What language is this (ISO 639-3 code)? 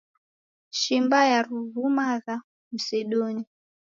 dav